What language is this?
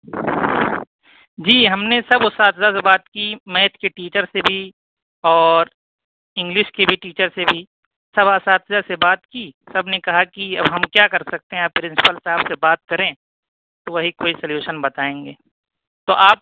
Urdu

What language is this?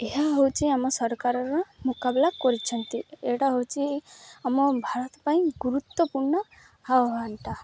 Odia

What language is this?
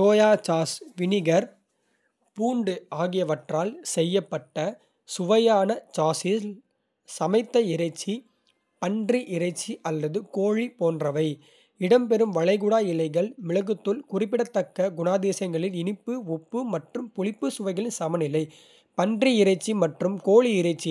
Kota (India)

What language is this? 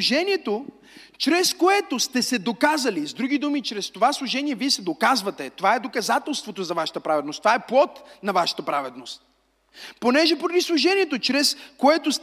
Bulgarian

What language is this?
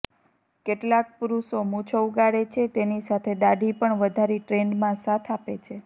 Gujarati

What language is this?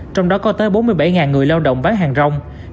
Vietnamese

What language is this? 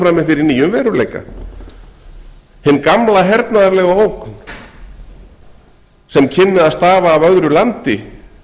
Icelandic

